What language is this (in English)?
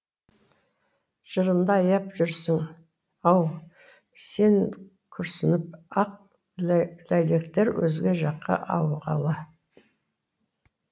Kazakh